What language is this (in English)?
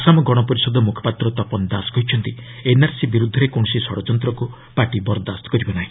Odia